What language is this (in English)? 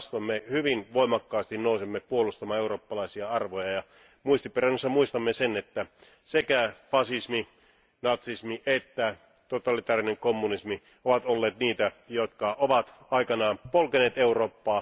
Finnish